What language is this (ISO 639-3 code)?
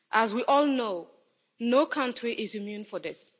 eng